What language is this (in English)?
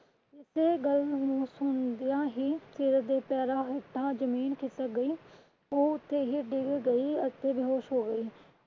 Punjabi